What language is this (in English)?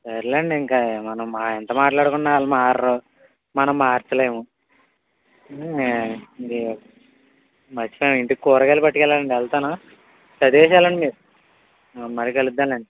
Telugu